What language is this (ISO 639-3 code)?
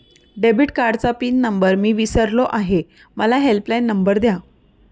mar